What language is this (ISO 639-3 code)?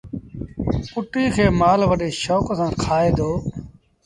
sbn